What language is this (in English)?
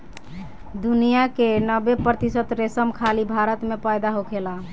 Bhojpuri